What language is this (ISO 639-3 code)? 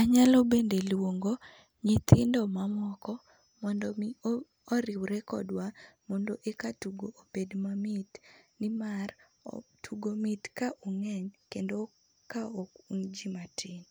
luo